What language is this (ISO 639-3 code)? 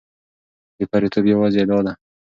pus